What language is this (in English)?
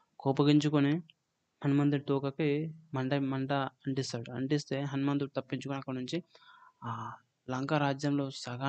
Telugu